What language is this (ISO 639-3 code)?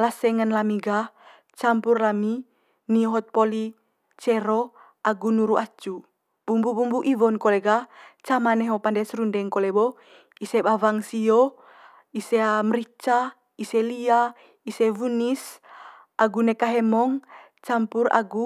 mqy